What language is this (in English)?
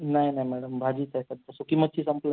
Marathi